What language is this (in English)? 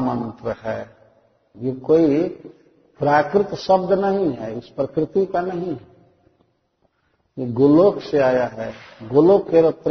Hindi